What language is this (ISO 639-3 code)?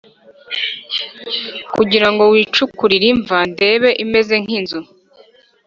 kin